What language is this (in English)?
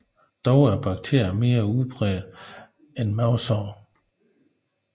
Danish